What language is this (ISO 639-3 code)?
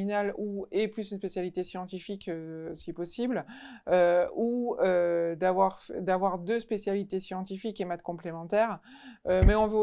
fra